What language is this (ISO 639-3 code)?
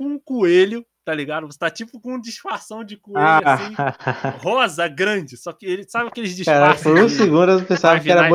por